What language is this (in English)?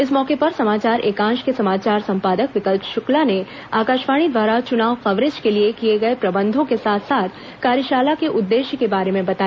Hindi